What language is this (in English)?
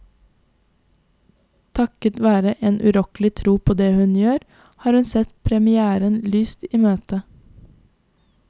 Norwegian